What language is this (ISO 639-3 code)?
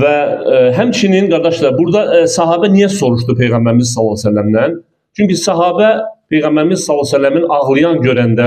tur